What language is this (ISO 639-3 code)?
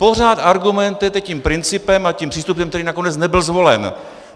ces